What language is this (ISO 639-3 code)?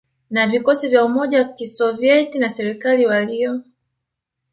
swa